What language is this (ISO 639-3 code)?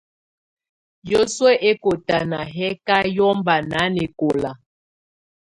tvu